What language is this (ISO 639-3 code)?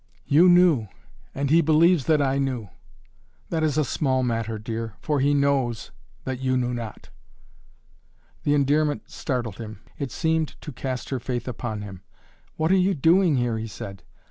eng